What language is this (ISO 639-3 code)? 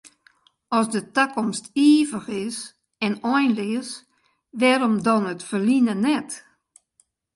fry